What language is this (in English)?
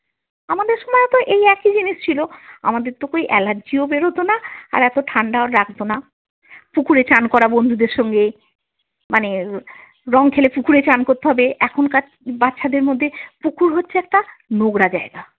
Bangla